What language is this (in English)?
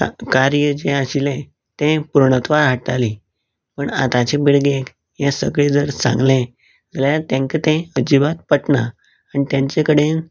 Konkani